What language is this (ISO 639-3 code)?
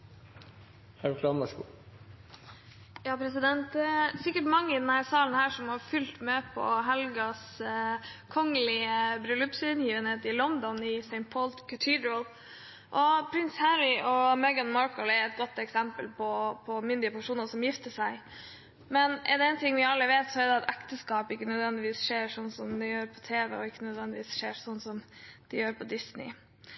nob